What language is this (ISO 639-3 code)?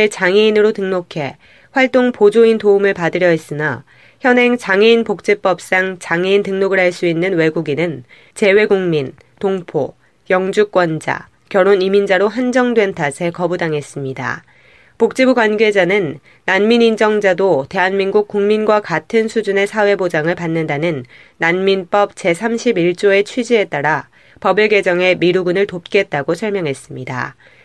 kor